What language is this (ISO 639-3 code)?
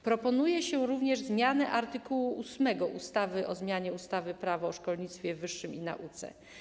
pol